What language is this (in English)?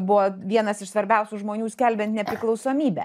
Lithuanian